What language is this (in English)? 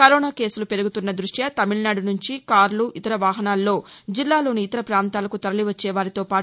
Telugu